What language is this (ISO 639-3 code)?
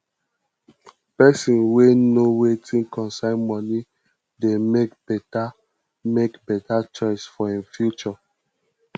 pcm